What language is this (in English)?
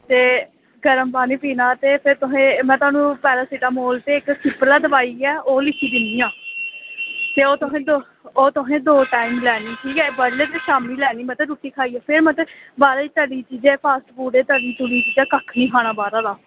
Dogri